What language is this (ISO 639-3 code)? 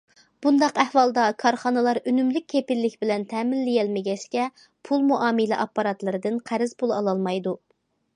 uig